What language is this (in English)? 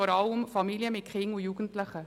Swiss German